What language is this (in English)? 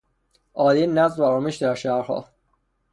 Persian